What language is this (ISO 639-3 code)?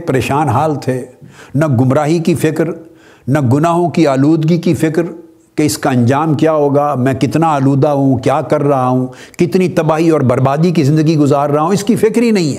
urd